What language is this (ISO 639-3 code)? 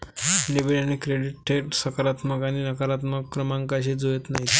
mar